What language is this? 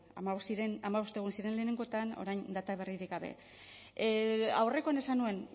Basque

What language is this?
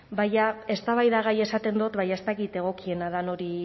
Basque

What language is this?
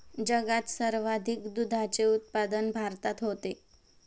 Marathi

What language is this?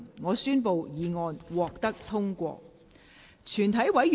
Cantonese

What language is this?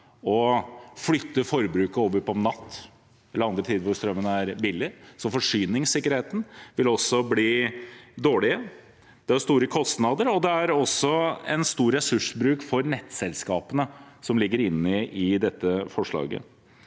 Norwegian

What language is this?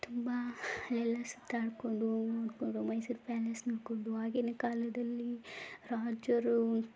Kannada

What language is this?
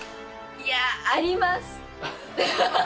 Japanese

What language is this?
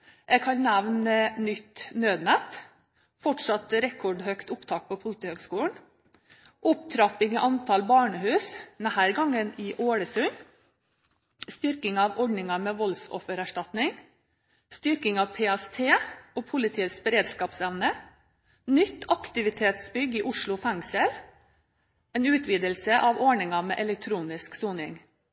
Norwegian Bokmål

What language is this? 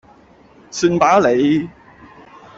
Cantonese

